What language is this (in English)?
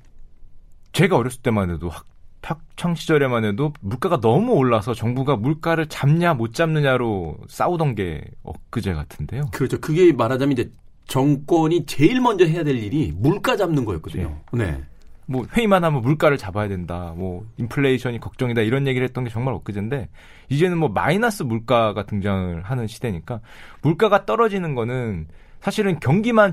Korean